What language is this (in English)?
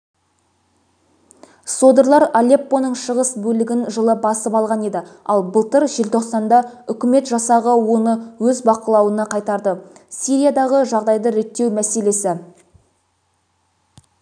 Kazakh